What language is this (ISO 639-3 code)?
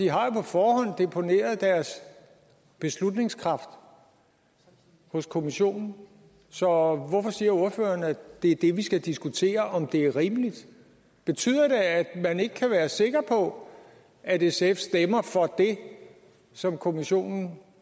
dan